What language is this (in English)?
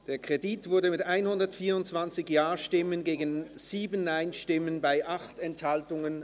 Swiss German